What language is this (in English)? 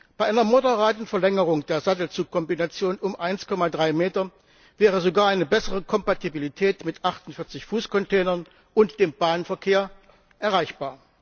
German